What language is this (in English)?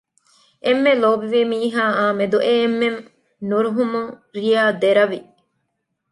Divehi